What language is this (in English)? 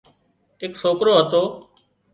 Wadiyara Koli